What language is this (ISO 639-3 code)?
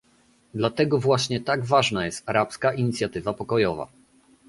pol